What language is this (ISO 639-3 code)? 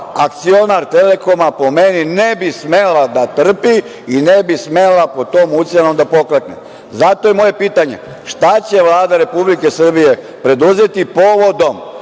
srp